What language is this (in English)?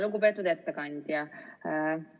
Estonian